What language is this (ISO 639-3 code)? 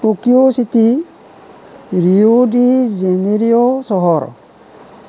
asm